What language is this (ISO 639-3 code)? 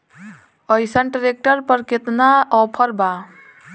bho